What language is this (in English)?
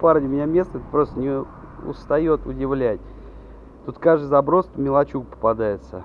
Russian